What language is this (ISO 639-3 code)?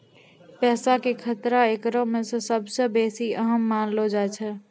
mai